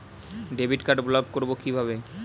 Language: Bangla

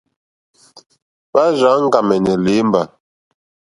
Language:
Mokpwe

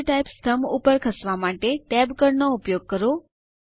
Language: Gujarati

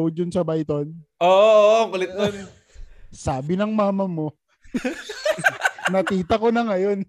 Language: Filipino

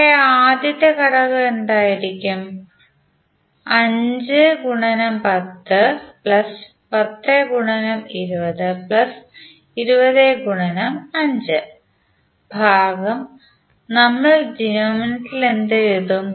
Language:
Malayalam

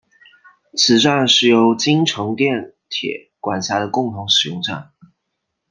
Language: Chinese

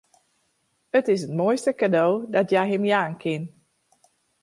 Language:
Western Frisian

